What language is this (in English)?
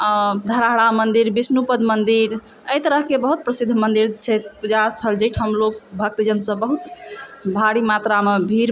Maithili